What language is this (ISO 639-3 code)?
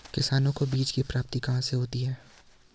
hin